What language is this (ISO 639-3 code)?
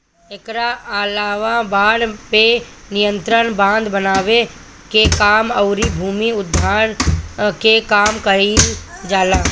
bho